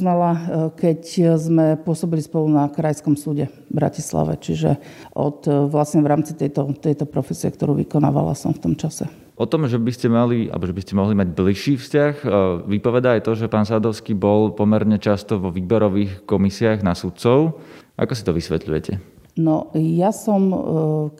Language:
Slovak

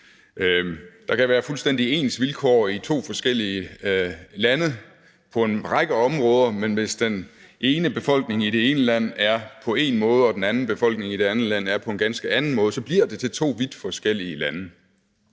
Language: Danish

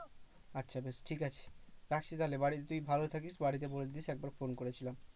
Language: Bangla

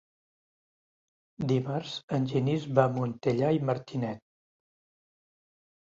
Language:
Catalan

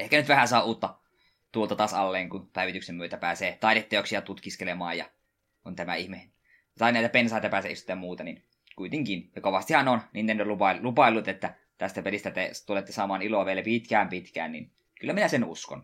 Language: Finnish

